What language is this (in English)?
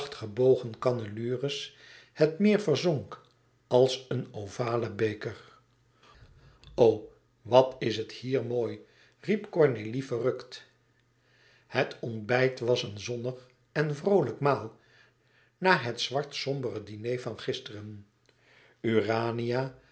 Dutch